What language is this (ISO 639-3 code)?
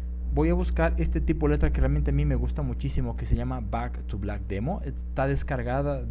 spa